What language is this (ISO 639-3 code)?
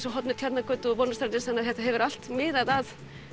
isl